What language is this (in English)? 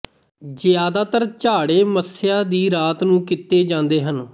Punjabi